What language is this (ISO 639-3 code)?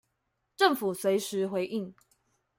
zho